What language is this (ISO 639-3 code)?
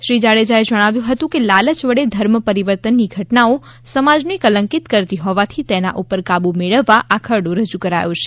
guj